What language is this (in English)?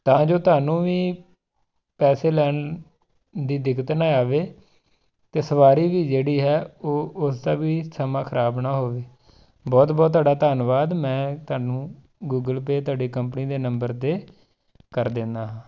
Punjabi